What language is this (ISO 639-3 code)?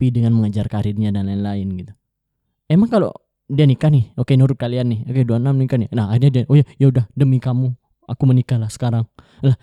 ind